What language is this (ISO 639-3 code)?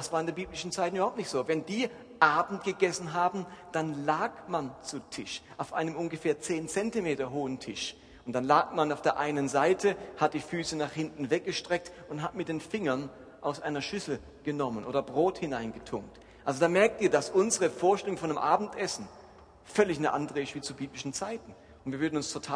deu